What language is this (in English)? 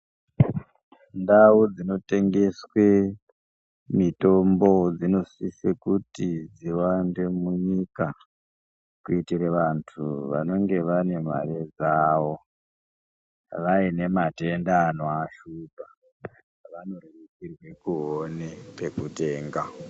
Ndau